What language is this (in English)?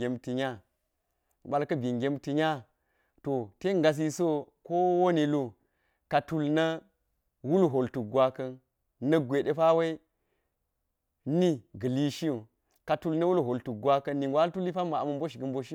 Geji